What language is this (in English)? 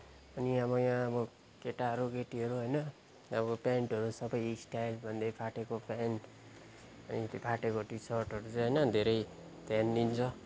Nepali